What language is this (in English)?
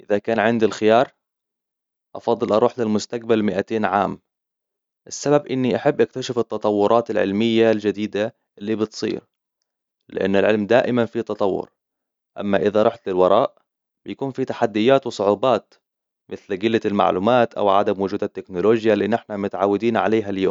Hijazi Arabic